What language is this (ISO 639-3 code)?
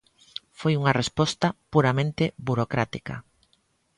glg